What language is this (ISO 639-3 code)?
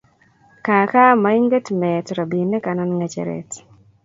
kln